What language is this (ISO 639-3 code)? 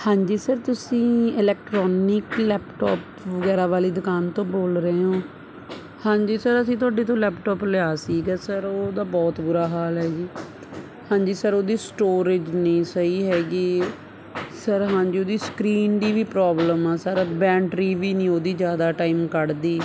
pan